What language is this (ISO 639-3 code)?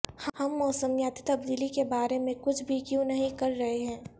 urd